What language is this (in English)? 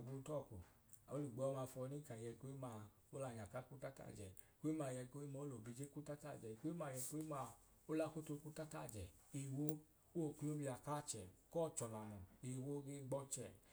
Idoma